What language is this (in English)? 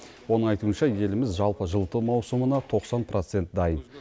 Kazakh